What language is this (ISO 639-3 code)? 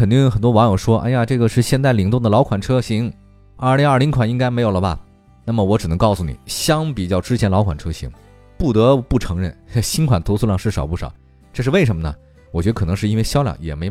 zho